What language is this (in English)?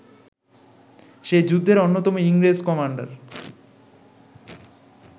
Bangla